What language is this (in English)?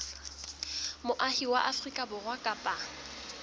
Southern Sotho